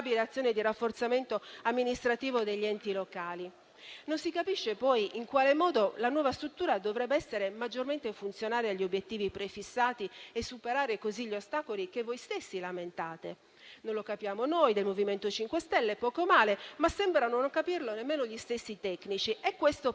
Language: Italian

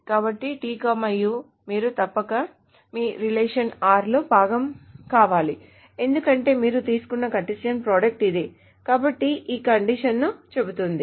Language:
Telugu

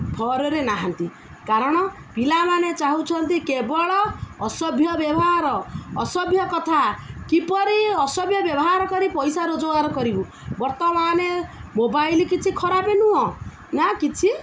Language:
Odia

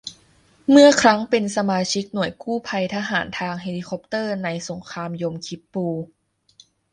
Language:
Thai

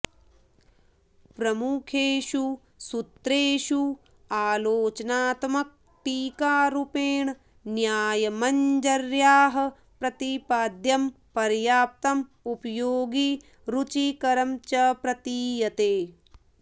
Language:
Sanskrit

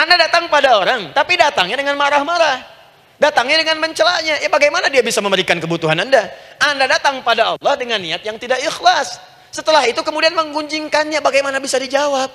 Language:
Indonesian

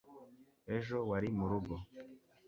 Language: Kinyarwanda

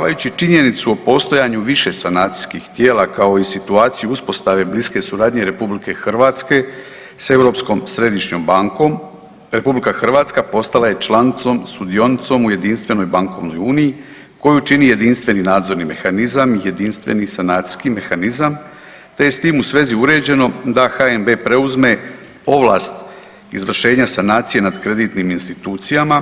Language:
Croatian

